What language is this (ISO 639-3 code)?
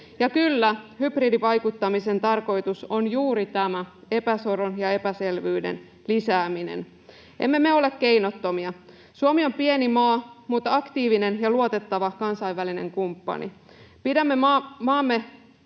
fin